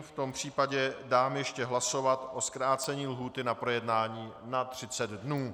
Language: Czech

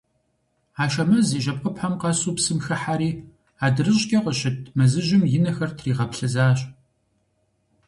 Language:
Kabardian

